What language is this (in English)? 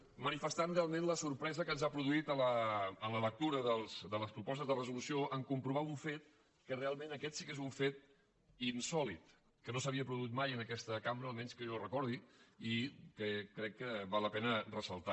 Catalan